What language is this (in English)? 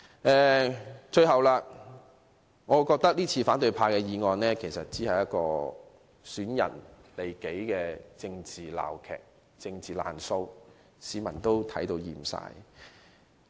Cantonese